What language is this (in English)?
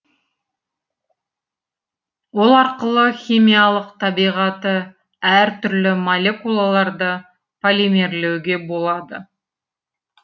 Kazakh